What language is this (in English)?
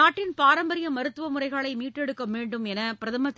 Tamil